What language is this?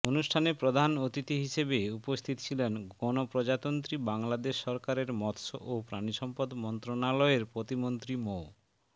Bangla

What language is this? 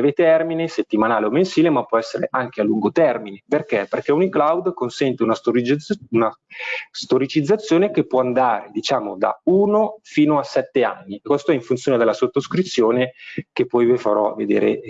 Italian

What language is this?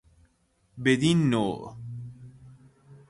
Persian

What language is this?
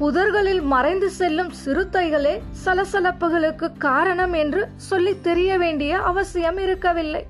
Tamil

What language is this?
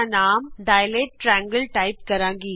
Punjabi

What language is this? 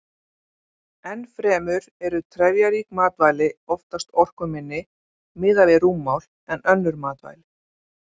Icelandic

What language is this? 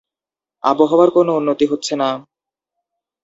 Bangla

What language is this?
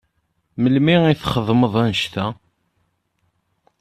Kabyle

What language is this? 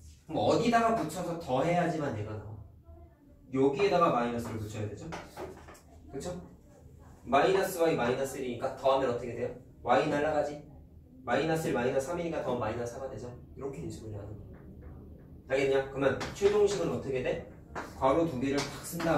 Korean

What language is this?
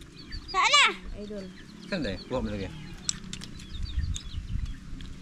Filipino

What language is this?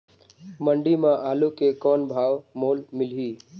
Chhattisgarhi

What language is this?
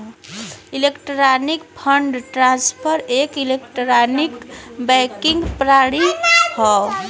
Bhojpuri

